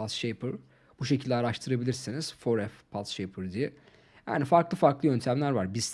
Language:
Turkish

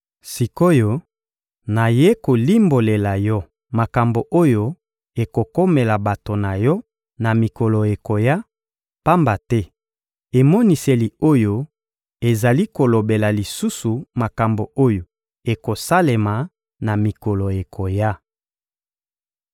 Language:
Lingala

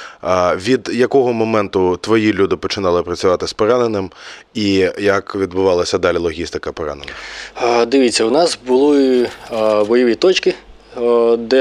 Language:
Ukrainian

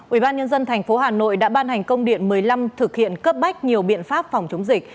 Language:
Vietnamese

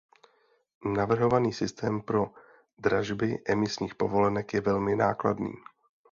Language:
Czech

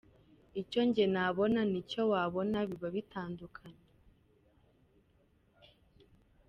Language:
Kinyarwanda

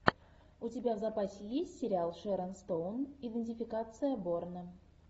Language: Russian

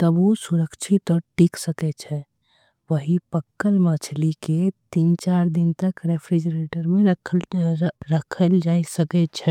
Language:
Angika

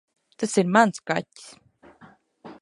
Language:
Latvian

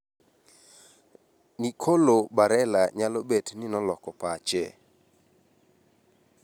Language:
Luo (Kenya and Tanzania)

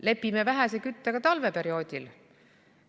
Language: Estonian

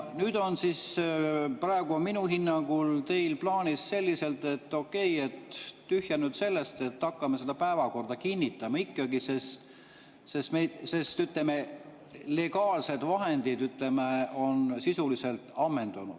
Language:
Estonian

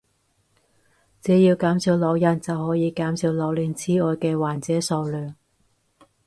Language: Cantonese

